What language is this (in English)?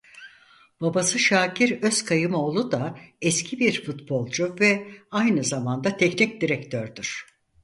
Turkish